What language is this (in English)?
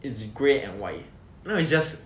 English